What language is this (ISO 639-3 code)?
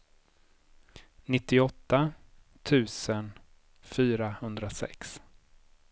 swe